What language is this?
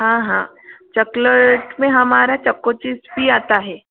Hindi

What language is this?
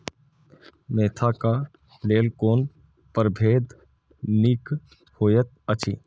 Maithili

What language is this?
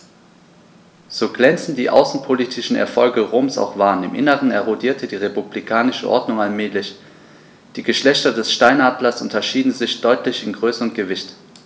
German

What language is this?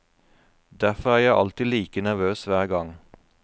Norwegian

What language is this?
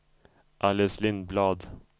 Swedish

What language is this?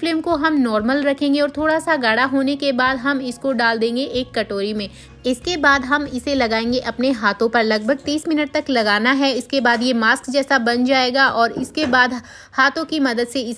Hindi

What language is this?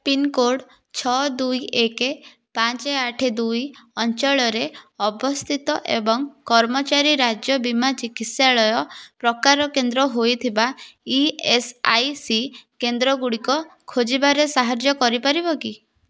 Odia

